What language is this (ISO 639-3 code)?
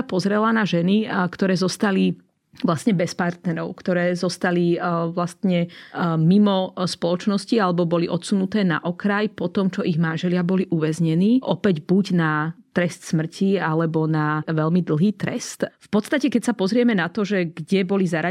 slk